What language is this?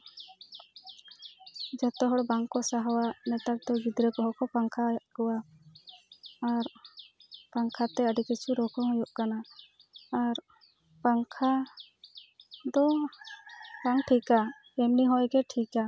Santali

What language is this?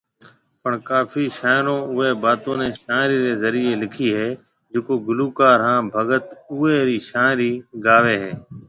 Marwari (Pakistan)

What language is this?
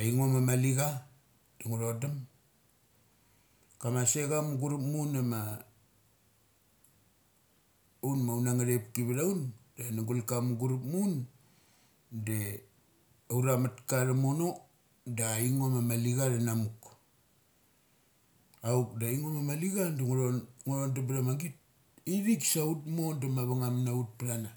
Mali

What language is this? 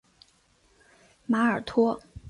Chinese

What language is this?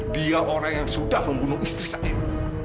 Indonesian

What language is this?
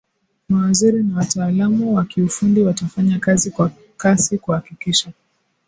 Swahili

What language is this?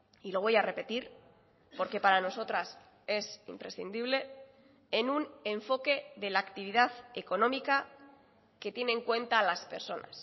Spanish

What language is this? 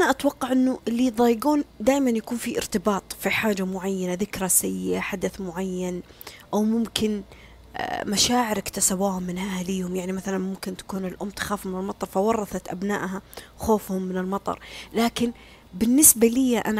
Arabic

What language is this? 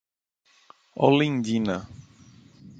Portuguese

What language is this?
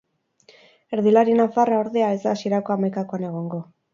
Basque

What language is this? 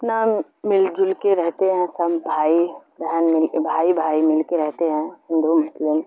Urdu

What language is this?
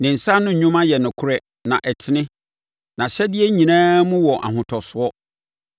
Akan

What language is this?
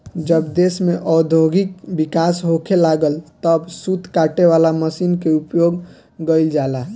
Bhojpuri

